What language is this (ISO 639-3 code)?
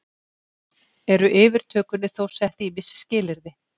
isl